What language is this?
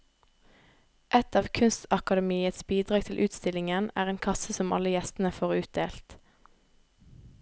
Norwegian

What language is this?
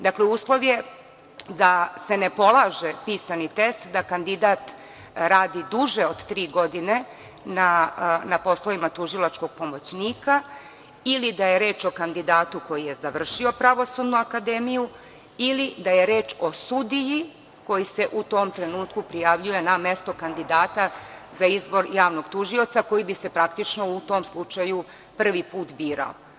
Serbian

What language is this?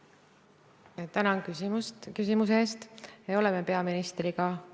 Estonian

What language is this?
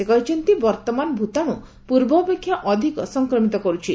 Odia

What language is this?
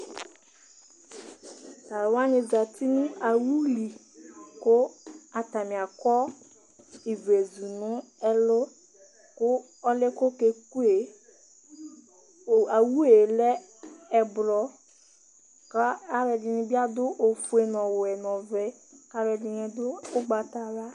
Ikposo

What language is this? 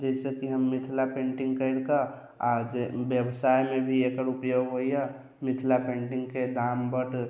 Maithili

